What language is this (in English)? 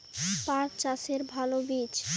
Bangla